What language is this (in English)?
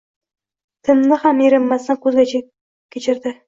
Uzbek